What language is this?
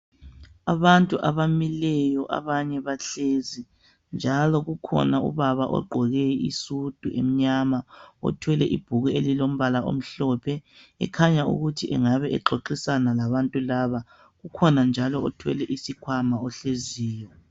North Ndebele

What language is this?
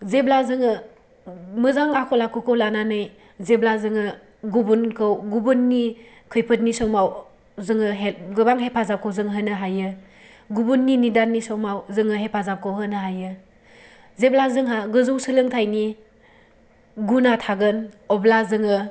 Bodo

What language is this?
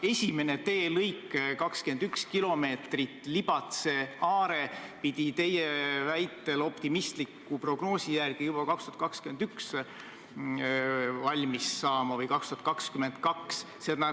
Estonian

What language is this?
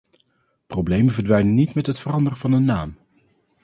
Dutch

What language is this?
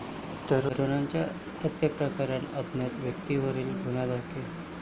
Marathi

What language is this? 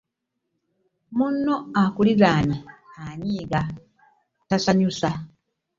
Ganda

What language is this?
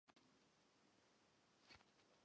Chinese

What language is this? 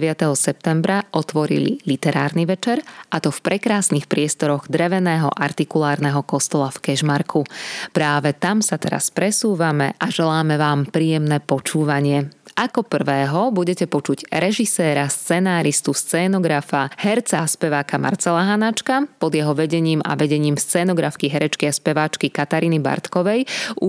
Slovak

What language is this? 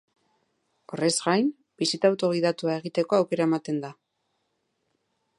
Basque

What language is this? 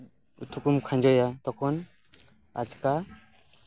Santali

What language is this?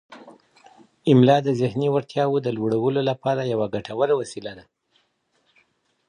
Pashto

